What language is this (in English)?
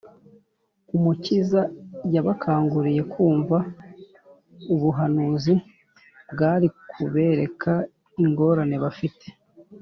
Kinyarwanda